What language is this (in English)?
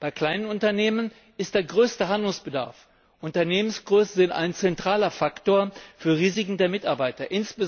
German